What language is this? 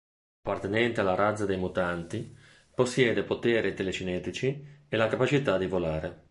Italian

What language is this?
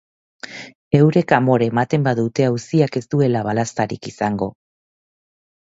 Basque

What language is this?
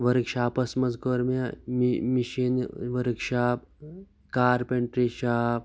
Kashmiri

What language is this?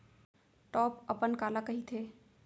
Chhattisgarhi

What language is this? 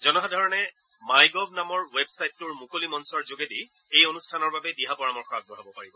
Assamese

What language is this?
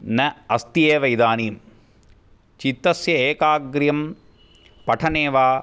Sanskrit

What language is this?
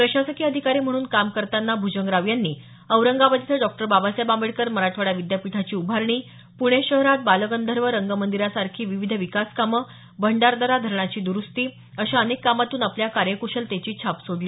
Marathi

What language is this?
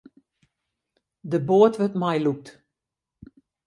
Western Frisian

